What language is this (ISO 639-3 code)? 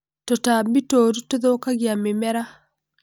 kik